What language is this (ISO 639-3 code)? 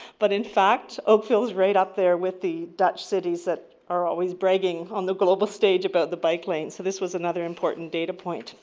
eng